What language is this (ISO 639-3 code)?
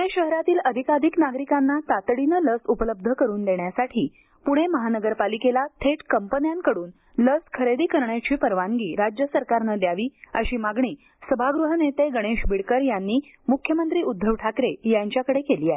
mar